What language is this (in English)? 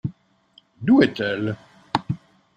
French